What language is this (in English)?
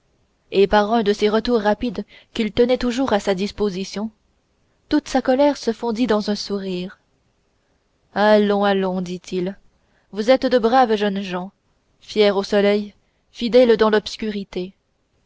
French